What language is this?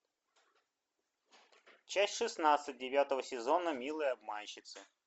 Russian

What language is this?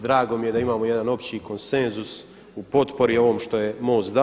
Croatian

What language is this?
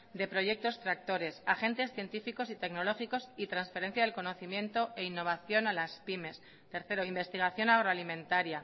Spanish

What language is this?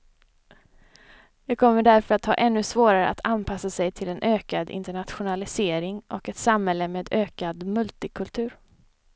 Swedish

